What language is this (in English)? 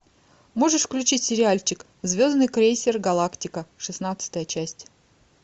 Russian